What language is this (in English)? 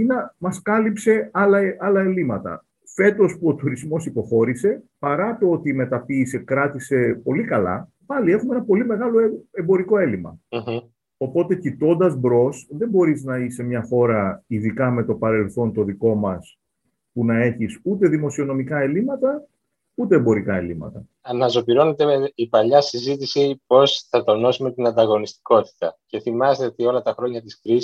Greek